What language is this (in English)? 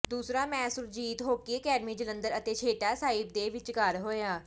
Punjabi